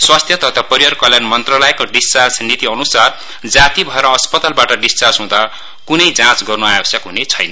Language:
Nepali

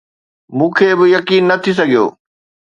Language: Sindhi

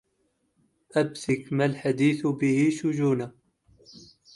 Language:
Arabic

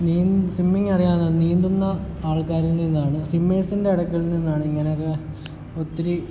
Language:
Malayalam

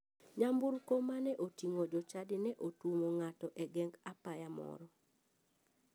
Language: Luo (Kenya and Tanzania)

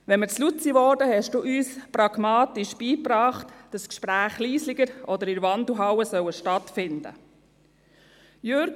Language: Swiss German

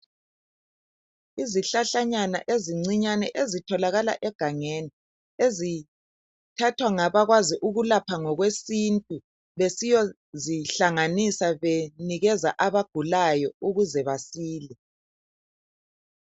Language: North Ndebele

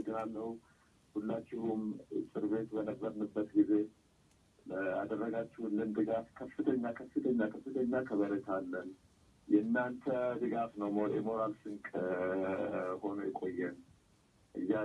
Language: English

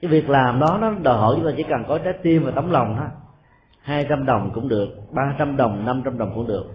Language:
Vietnamese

